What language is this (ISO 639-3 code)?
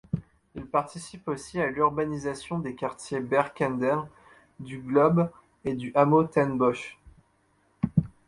fra